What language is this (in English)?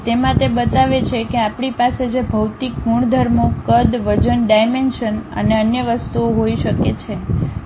Gujarati